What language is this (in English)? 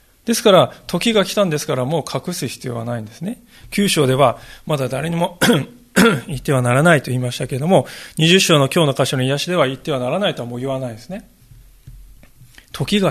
Japanese